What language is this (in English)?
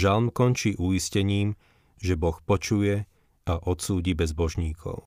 Slovak